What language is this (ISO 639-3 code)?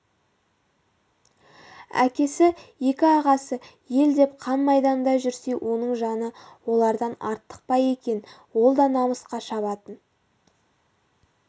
kaz